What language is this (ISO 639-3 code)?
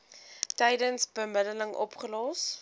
afr